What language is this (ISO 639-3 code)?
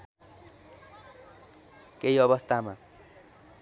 nep